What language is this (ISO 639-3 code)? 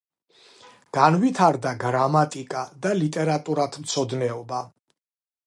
kat